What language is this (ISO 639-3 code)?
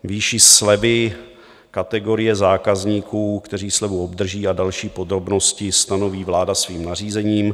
ces